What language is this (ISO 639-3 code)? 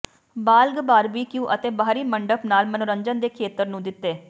pan